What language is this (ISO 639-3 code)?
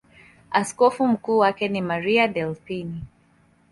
swa